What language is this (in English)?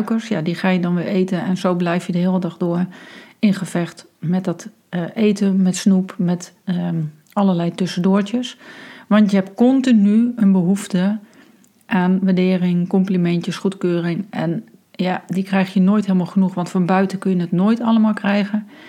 Dutch